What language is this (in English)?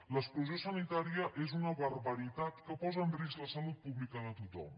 Catalan